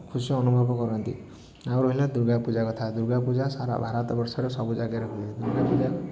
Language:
Odia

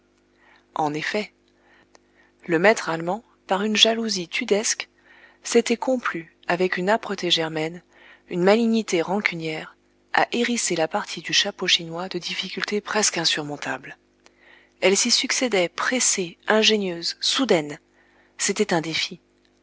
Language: French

